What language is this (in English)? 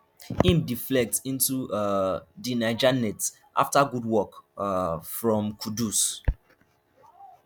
Nigerian Pidgin